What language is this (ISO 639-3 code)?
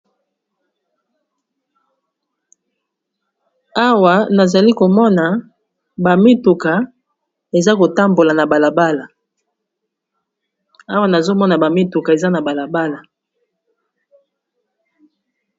lin